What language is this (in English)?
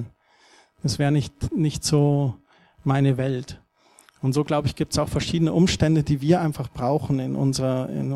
German